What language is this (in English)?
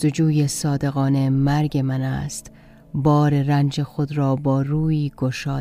Persian